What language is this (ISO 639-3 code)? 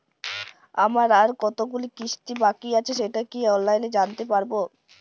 ben